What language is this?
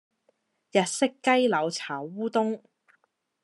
Cantonese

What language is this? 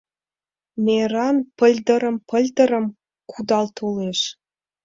Mari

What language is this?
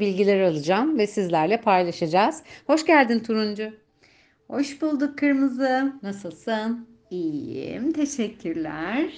Turkish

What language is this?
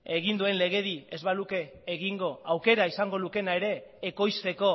Basque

